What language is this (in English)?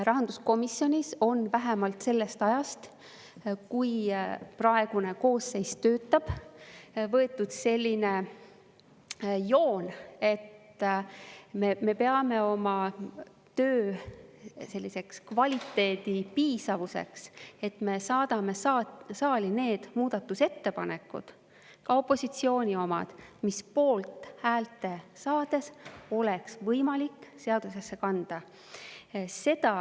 Estonian